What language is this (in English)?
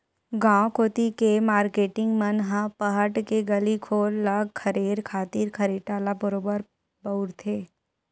Chhattisgarhi